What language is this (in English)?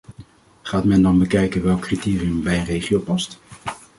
Dutch